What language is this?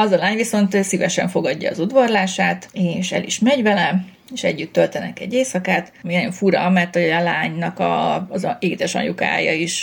Hungarian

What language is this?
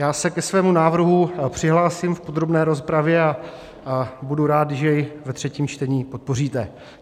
Czech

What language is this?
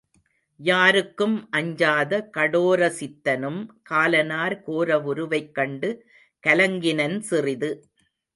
Tamil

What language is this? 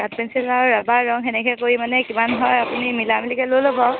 Assamese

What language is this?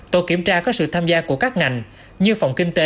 Vietnamese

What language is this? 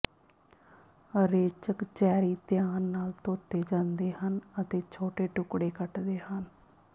Punjabi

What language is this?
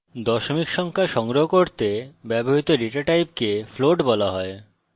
Bangla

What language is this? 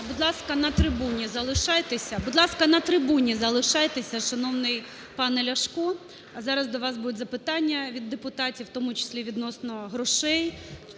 Ukrainian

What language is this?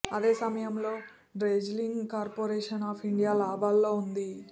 Telugu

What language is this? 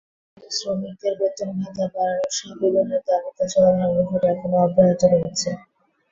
Bangla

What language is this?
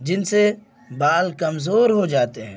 Urdu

